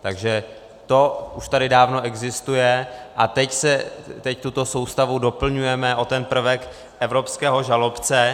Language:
Czech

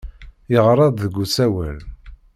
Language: Kabyle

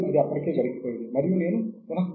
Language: Telugu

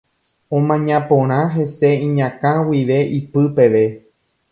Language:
Guarani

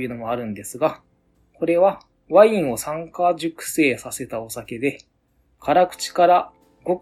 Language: Japanese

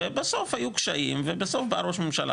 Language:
Hebrew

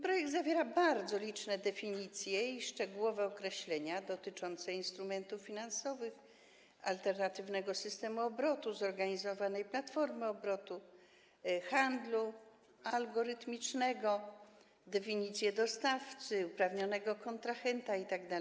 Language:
Polish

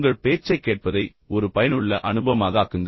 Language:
Tamil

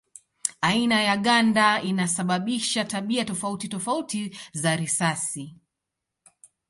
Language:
Swahili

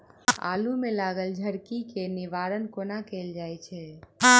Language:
Maithili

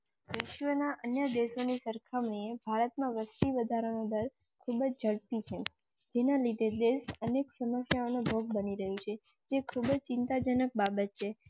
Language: Gujarati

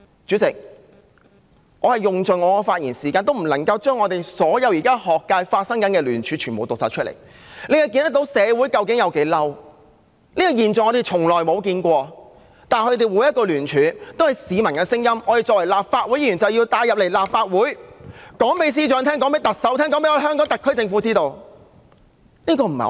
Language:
Cantonese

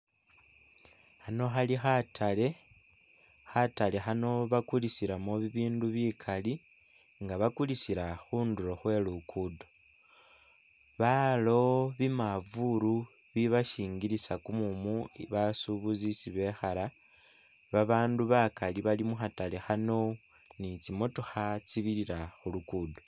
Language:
Masaaba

